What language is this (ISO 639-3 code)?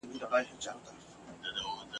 pus